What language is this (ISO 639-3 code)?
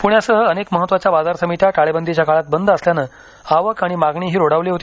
mar